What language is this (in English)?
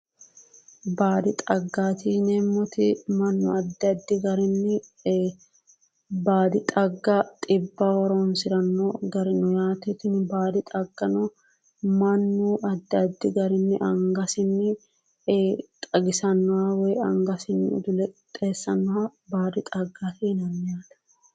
Sidamo